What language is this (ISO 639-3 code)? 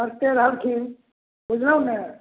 mai